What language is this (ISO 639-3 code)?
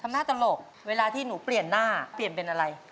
tha